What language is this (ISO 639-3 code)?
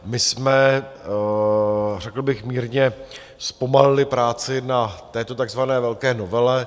ces